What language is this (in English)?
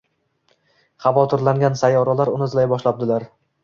Uzbek